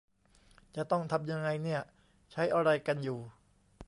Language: Thai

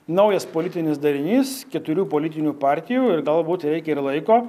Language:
Lithuanian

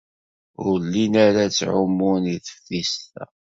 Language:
Kabyle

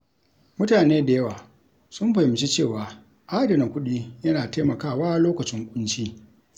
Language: Hausa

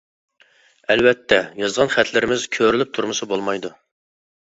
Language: Uyghur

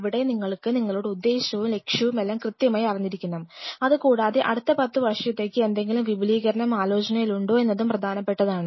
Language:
Malayalam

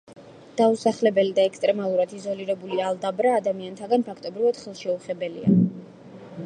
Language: Georgian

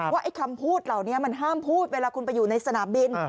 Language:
Thai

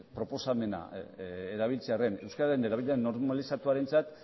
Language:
Basque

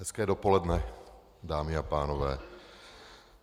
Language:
Czech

